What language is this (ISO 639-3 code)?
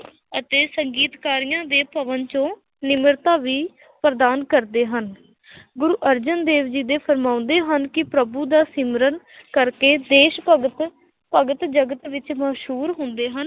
pan